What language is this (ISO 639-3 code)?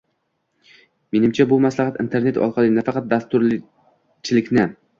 uzb